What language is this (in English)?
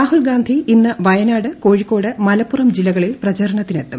Malayalam